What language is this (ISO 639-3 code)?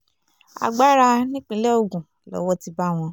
yor